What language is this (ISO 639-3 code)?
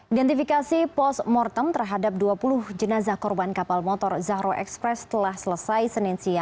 ind